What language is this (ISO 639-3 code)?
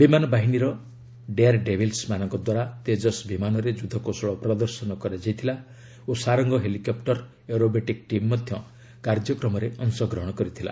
ori